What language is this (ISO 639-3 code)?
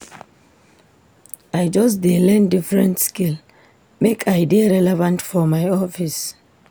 pcm